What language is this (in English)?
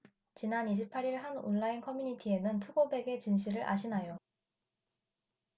Korean